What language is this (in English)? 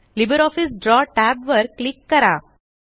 Marathi